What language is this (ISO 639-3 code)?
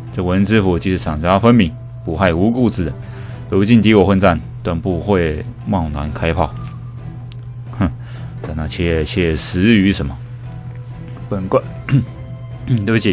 zho